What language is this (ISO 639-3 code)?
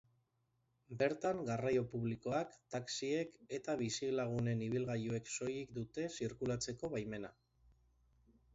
eus